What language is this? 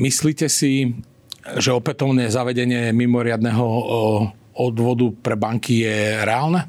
Slovak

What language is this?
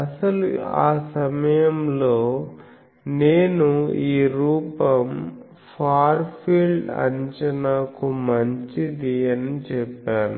Telugu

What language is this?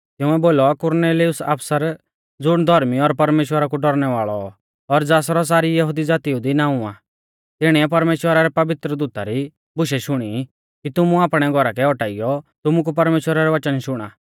Mahasu Pahari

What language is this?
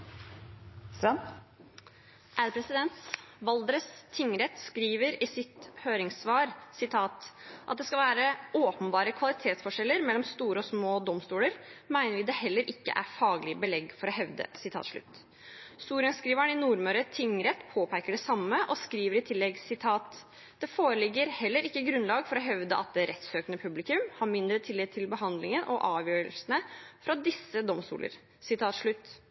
Norwegian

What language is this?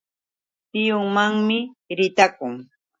Yauyos Quechua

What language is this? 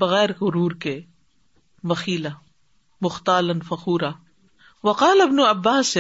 Urdu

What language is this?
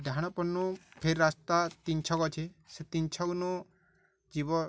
Odia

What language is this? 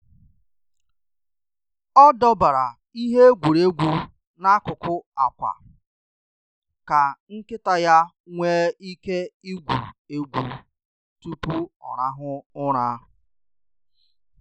Igbo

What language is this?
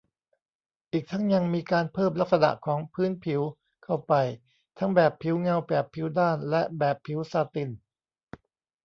Thai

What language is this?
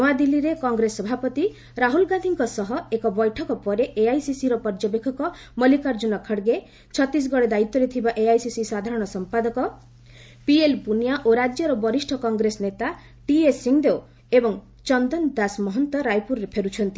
Odia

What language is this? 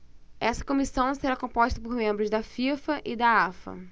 Portuguese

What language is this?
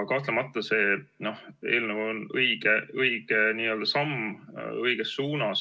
Estonian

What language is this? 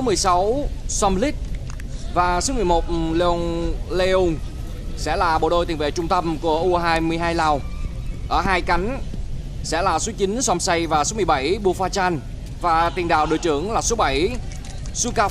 Vietnamese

